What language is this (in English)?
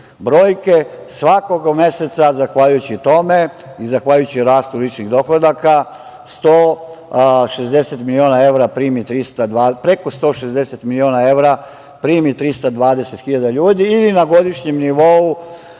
Serbian